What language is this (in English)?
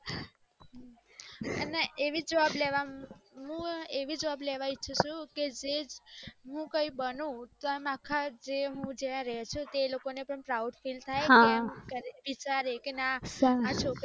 Gujarati